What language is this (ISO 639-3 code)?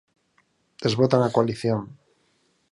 glg